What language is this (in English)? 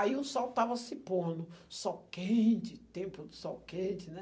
Portuguese